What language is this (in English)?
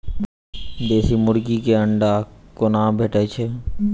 Maithili